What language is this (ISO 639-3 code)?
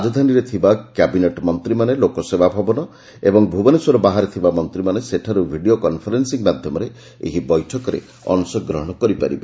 ori